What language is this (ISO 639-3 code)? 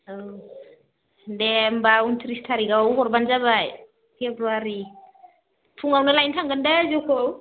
brx